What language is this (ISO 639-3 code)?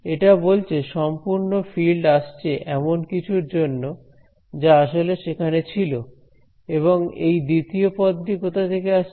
ben